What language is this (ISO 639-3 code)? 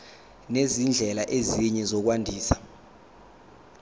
zul